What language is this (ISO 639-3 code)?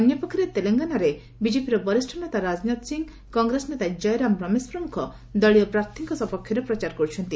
ori